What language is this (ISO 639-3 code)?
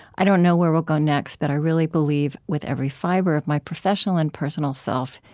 eng